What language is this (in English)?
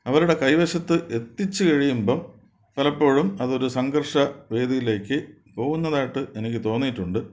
Malayalam